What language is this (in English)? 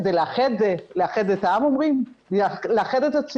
Hebrew